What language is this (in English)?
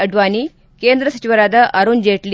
Kannada